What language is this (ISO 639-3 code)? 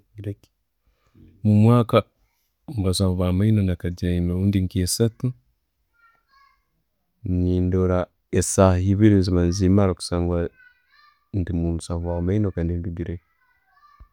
ttj